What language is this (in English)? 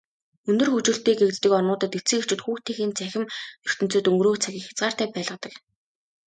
Mongolian